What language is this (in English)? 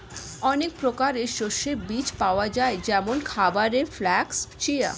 Bangla